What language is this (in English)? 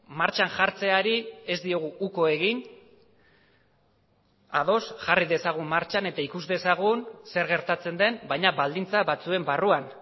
Basque